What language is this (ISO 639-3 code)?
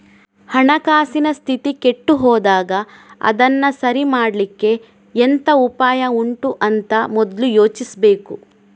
kan